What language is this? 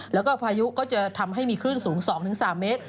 Thai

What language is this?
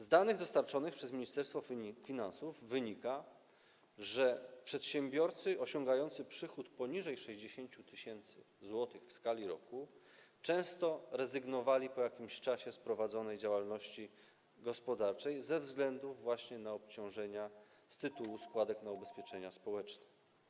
Polish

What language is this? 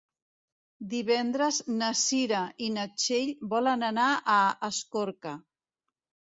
Catalan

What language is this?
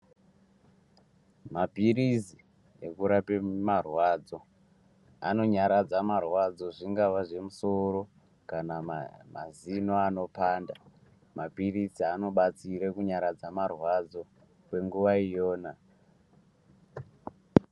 Ndau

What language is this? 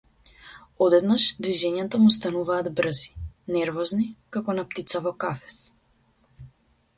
Macedonian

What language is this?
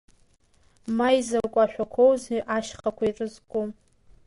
Abkhazian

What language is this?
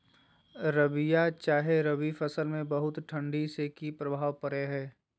Magahi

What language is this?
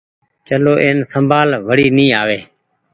Goaria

